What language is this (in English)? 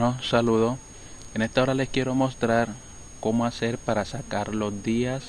Spanish